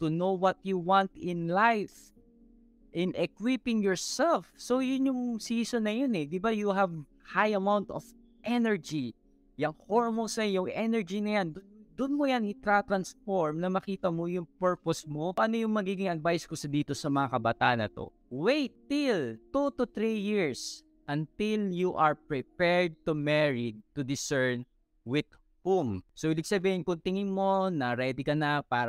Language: Filipino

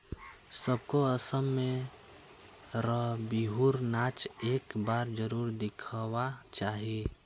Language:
Magahi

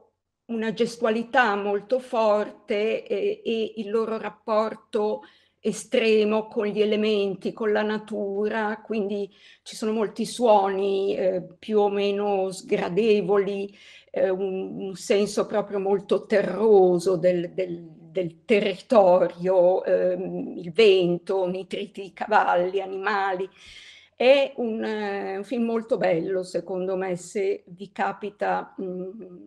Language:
Italian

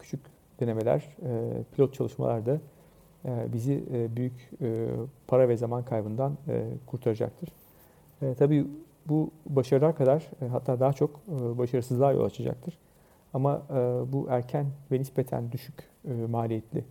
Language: Turkish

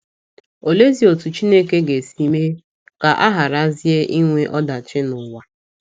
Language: Igbo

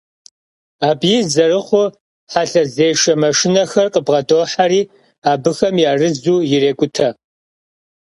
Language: Kabardian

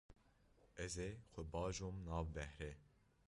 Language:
Kurdish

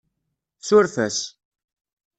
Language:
Kabyle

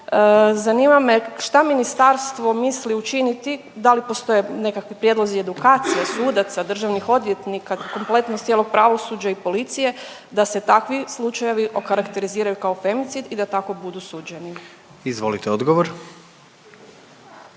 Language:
Croatian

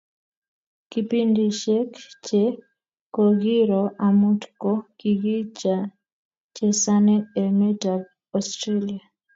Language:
Kalenjin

